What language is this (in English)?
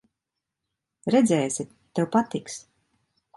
Latvian